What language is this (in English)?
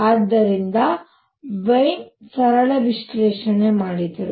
Kannada